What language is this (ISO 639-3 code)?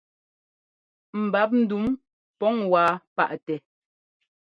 jgo